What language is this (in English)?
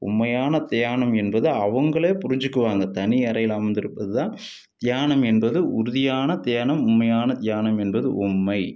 Tamil